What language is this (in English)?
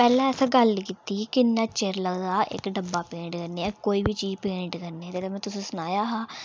Dogri